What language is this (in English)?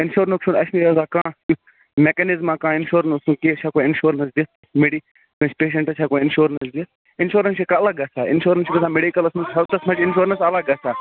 Kashmiri